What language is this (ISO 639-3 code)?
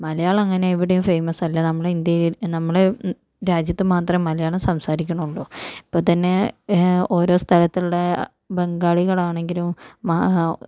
mal